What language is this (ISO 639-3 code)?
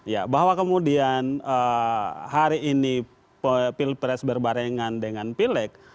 ind